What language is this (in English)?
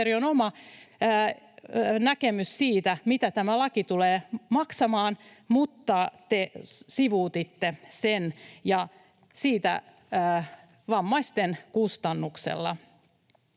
Finnish